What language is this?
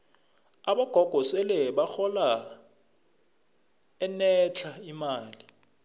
South Ndebele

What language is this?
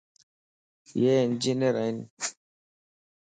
Lasi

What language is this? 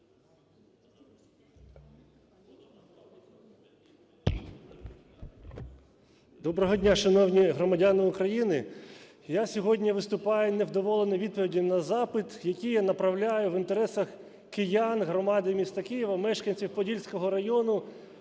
Ukrainian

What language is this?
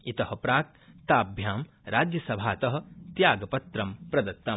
Sanskrit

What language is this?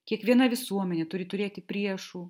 Lithuanian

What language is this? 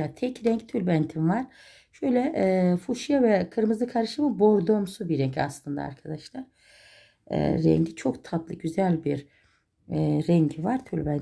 Turkish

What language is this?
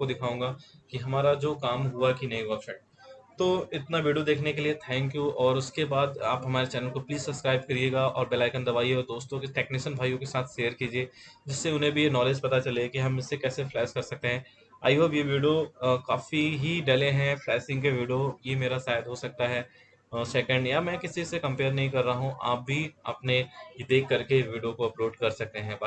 Hindi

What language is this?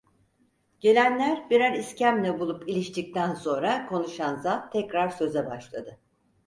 Turkish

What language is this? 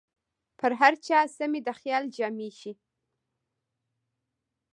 Pashto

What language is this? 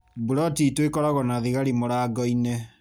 Kikuyu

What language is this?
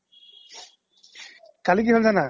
Assamese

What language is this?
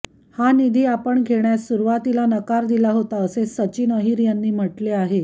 Marathi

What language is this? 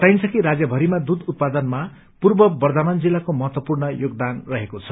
Nepali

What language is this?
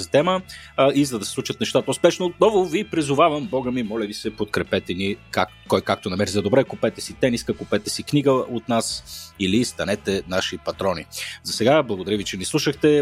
Bulgarian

